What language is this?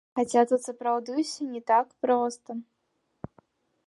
Belarusian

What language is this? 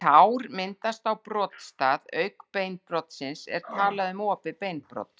Icelandic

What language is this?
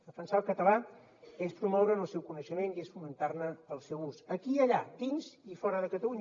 Catalan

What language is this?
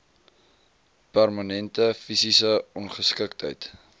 Afrikaans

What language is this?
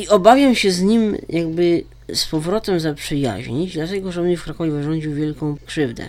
Polish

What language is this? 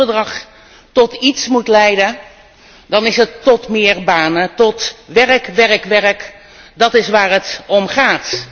Dutch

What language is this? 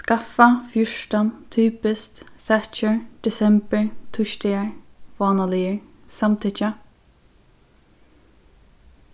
Faroese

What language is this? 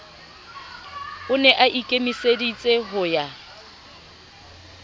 Southern Sotho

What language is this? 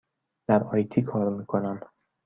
Persian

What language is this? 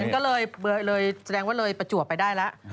Thai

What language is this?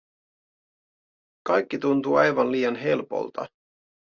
Finnish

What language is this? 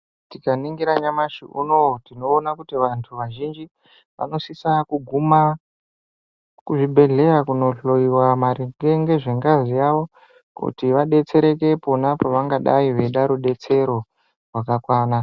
Ndau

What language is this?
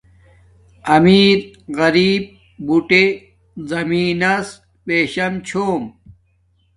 Domaaki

